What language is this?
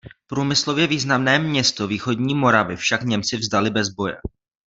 Czech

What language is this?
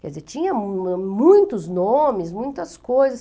Portuguese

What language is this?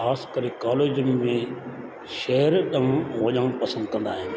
Sindhi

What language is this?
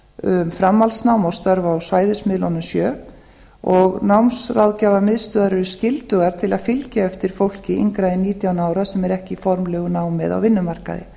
Icelandic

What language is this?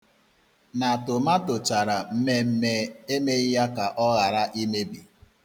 Igbo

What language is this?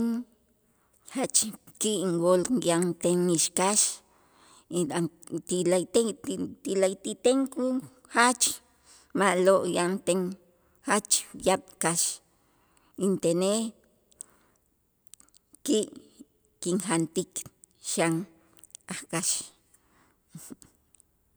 Itzá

